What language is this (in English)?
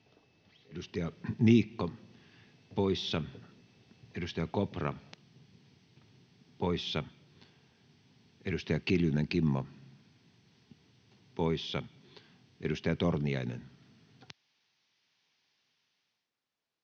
Finnish